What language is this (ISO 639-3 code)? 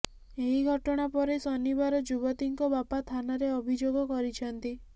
ori